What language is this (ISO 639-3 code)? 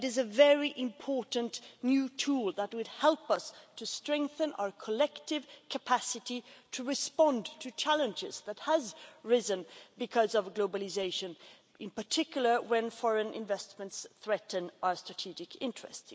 eng